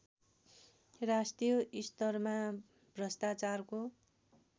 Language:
Nepali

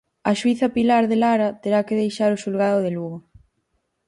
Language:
Galician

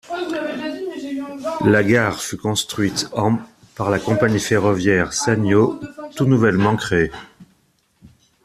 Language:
French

